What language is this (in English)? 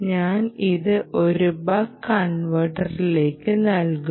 Malayalam